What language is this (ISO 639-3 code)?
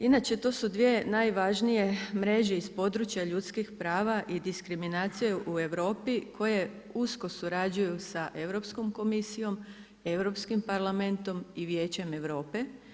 hrv